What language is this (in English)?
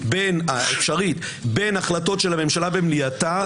Hebrew